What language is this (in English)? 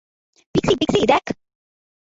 Bangla